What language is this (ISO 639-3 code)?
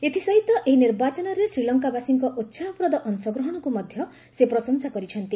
ori